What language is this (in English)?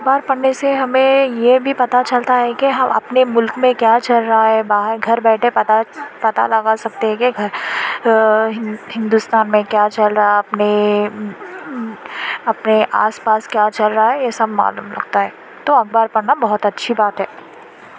Urdu